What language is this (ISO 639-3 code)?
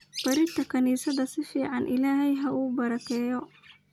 som